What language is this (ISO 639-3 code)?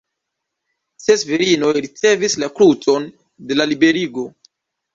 epo